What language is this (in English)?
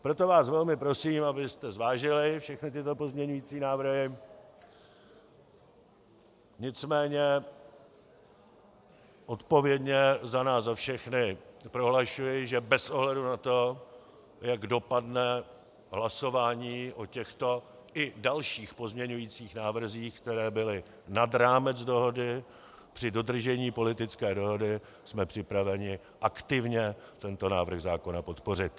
Czech